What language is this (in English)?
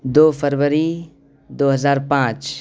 Urdu